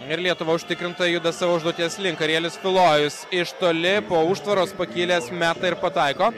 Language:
Lithuanian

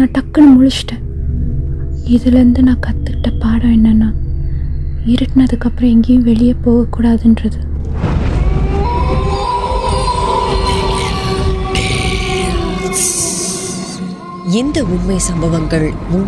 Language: Tamil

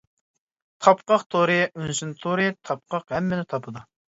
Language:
Uyghur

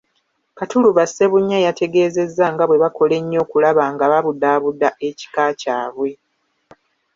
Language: Ganda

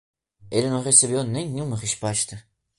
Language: Portuguese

